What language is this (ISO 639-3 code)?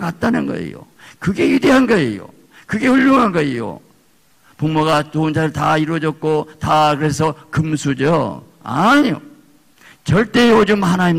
kor